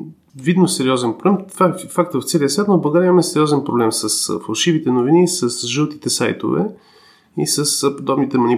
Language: Bulgarian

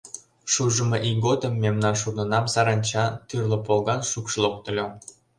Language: Mari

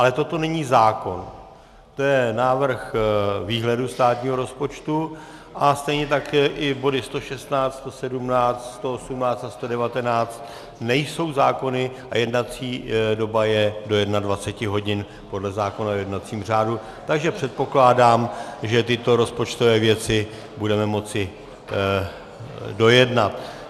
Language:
Czech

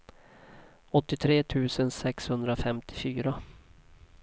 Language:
Swedish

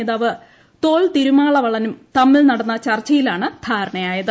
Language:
Malayalam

